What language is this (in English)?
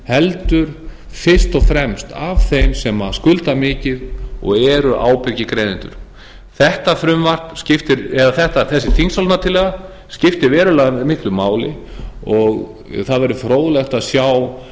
Icelandic